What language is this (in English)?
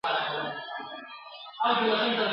Pashto